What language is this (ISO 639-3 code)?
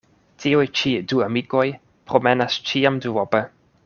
epo